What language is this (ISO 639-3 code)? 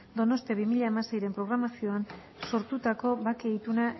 eus